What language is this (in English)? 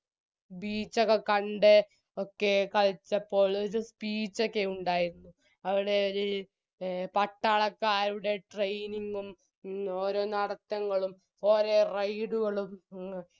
Malayalam